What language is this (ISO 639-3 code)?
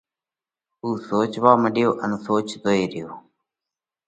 kvx